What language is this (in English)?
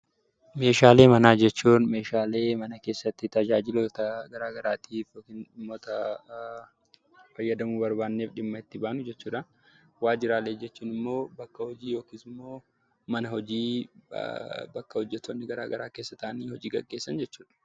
Oromo